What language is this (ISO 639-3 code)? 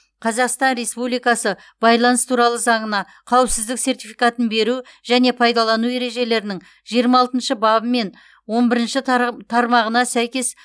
kaz